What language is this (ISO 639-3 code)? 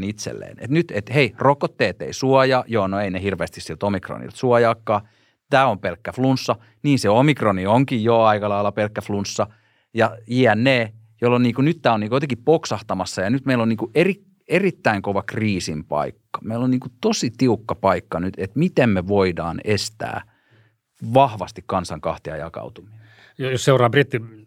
fin